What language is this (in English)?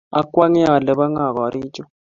Kalenjin